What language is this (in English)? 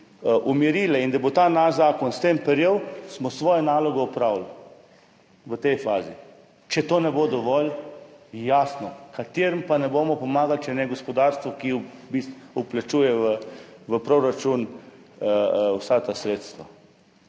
Slovenian